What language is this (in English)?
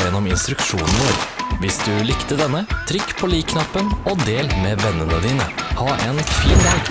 Norwegian